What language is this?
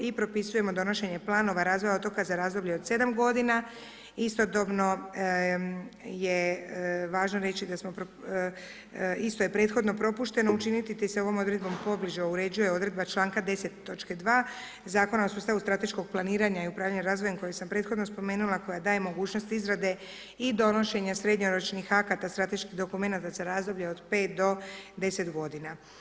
Croatian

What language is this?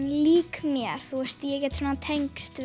Icelandic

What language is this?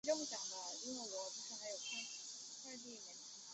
Chinese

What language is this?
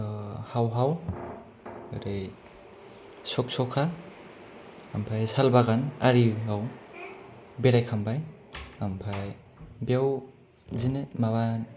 Bodo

